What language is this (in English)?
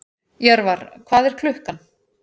Icelandic